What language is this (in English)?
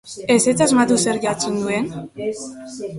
Basque